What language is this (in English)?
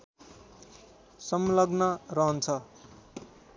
Nepali